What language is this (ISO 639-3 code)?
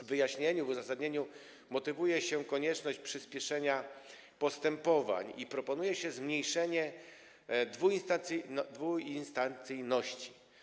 pol